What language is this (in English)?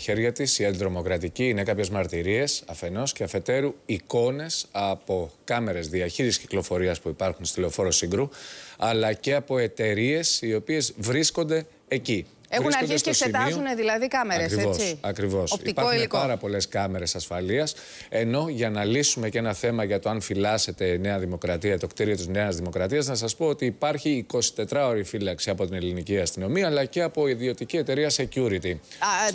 Greek